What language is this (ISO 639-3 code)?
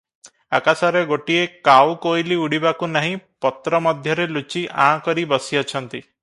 ori